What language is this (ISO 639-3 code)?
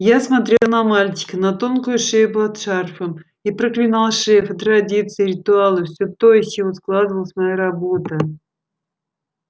rus